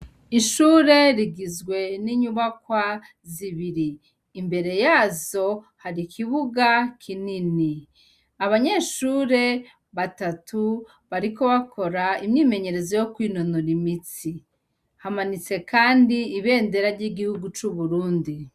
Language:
Rundi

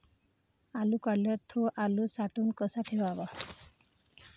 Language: Marathi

